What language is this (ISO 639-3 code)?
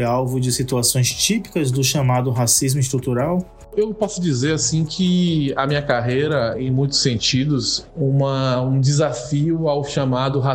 por